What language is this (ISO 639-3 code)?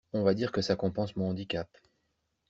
fra